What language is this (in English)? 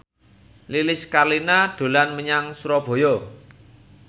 Javanese